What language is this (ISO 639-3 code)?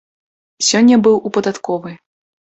bel